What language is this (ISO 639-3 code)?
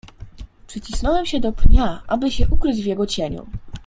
pol